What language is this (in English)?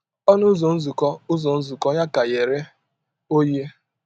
Igbo